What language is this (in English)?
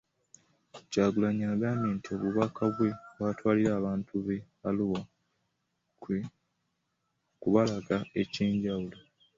Ganda